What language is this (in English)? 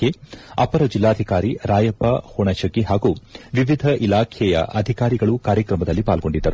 Kannada